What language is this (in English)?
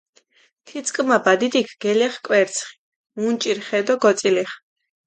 Mingrelian